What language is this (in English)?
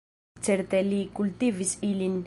Esperanto